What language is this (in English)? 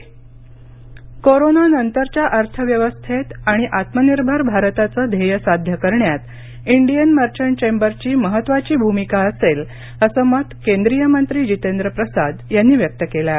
Marathi